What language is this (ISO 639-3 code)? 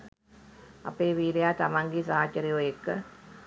sin